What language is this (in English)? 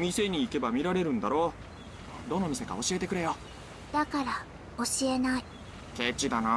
Japanese